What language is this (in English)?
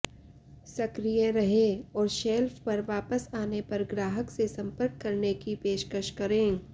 Hindi